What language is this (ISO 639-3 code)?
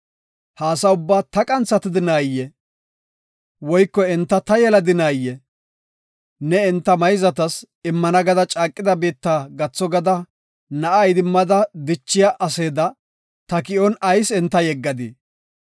gof